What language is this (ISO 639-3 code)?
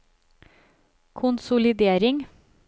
nor